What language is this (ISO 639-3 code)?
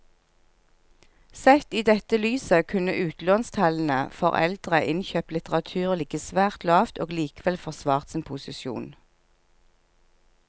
nor